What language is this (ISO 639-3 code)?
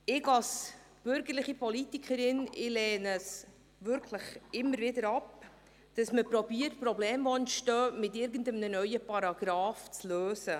gsw